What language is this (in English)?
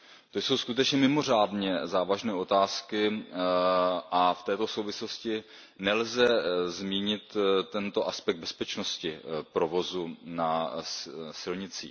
Czech